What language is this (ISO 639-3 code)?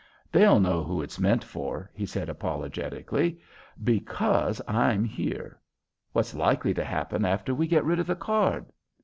eng